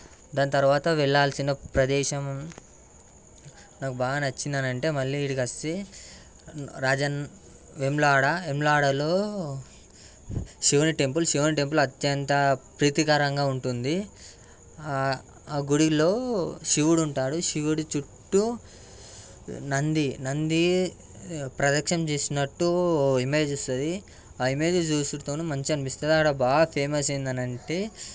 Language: Telugu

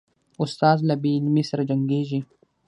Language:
Pashto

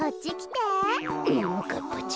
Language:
Japanese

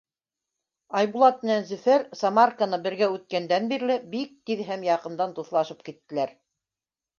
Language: Bashkir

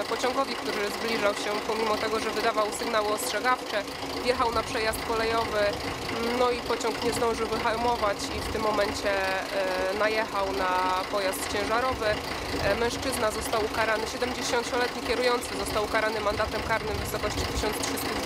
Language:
Polish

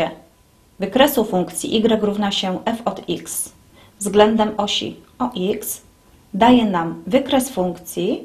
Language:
Polish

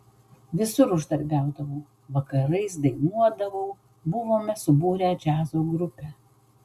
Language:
Lithuanian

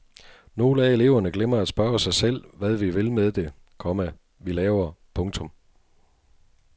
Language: Danish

